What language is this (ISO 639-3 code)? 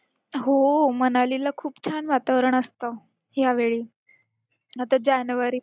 mar